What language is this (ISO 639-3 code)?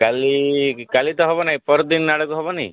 ori